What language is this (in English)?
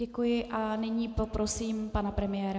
Czech